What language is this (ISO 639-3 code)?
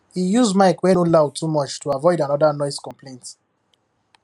pcm